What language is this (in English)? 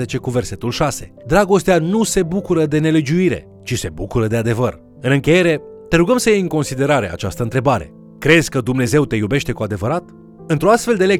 Romanian